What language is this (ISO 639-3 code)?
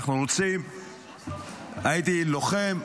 heb